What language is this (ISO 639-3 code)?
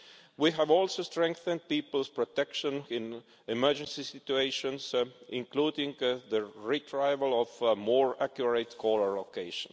eng